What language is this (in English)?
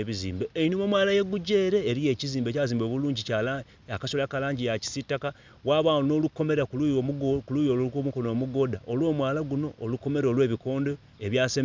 Soga